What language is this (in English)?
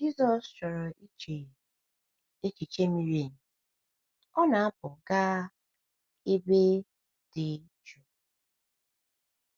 Igbo